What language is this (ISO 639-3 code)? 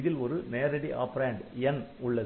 tam